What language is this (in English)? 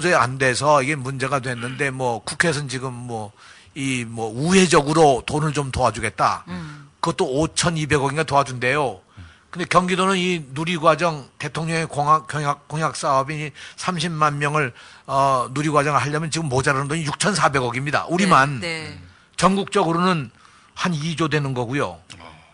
Korean